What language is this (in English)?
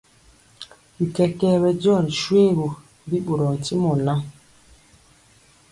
Mpiemo